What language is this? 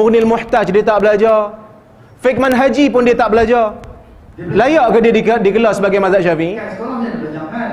Malay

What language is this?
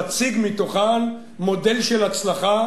Hebrew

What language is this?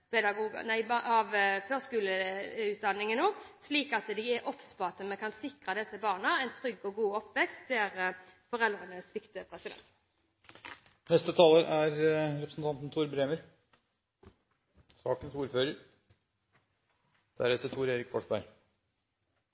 Norwegian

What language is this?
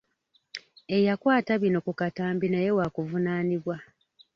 Ganda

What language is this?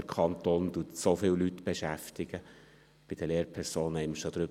Swiss German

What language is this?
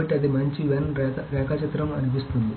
Telugu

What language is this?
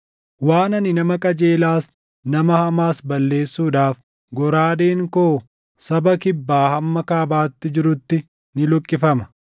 Oromo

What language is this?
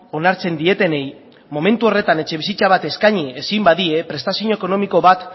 Basque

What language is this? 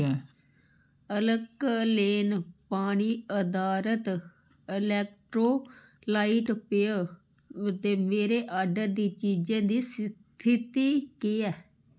Dogri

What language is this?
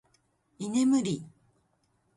Japanese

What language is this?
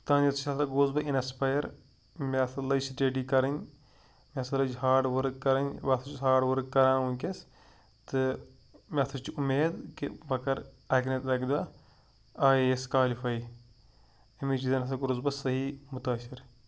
Kashmiri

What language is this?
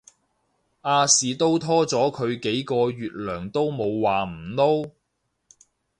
Cantonese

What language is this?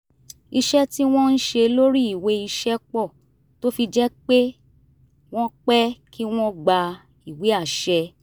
Yoruba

